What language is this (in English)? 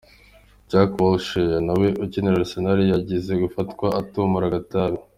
Kinyarwanda